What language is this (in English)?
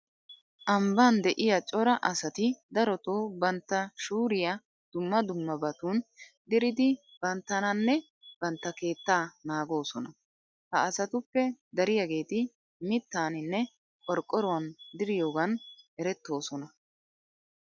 Wolaytta